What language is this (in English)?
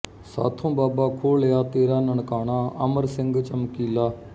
Punjabi